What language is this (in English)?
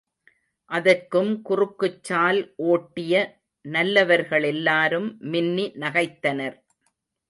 Tamil